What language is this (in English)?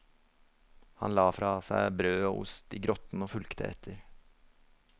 Norwegian